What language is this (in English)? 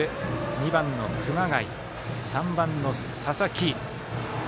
Japanese